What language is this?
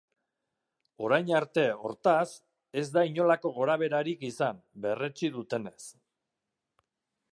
Basque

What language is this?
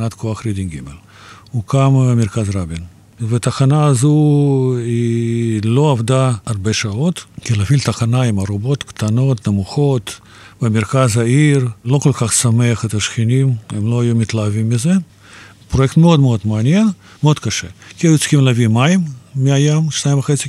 Hebrew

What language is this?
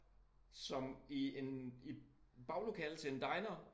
Danish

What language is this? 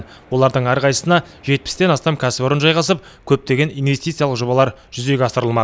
Kazakh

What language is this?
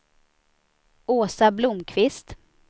Swedish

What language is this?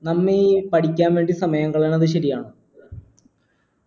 Malayalam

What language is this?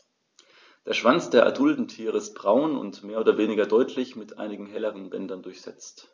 German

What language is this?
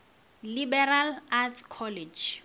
Northern Sotho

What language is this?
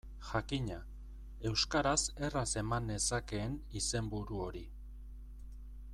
Basque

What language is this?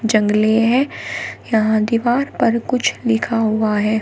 Hindi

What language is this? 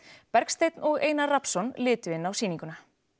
Icelandic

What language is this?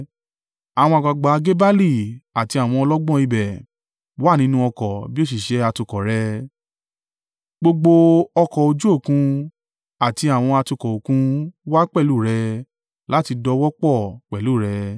Yoruba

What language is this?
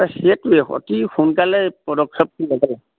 Assamese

